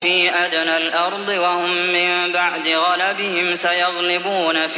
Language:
Arabic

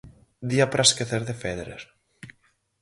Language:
Galician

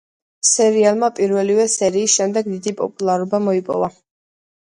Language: Georgian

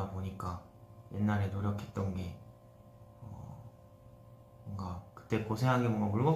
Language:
Korean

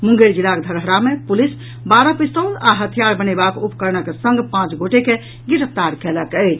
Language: Maithili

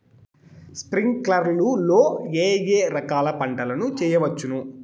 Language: Telugu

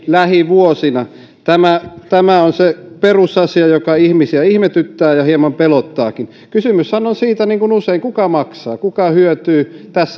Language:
Finnish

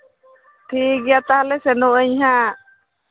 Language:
Santali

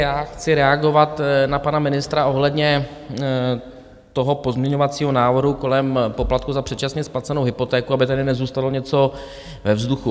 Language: Czech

